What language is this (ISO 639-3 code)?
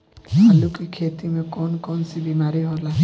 bho